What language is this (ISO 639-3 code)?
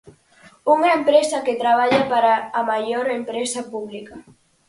glg